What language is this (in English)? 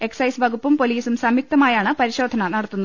Malayalam